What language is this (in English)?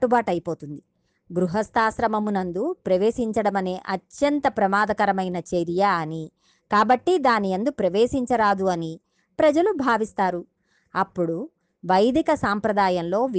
Telugu